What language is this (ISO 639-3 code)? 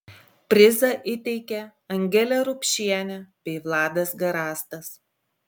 lit